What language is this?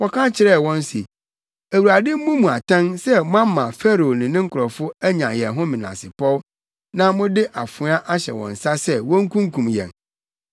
Akan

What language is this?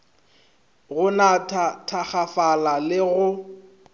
Northern Sotho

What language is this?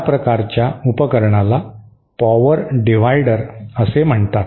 Marathi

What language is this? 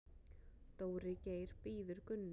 Icelandic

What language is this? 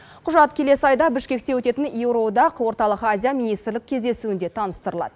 Kazakh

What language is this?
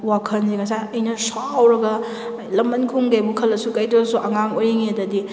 Manipuri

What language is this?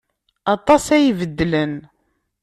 Kabyle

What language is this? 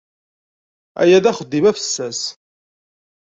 Kabyle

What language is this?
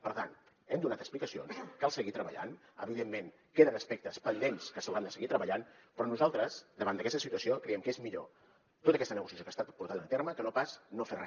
Catalan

